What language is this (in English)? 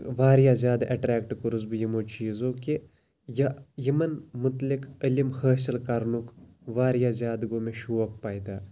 Kashmiri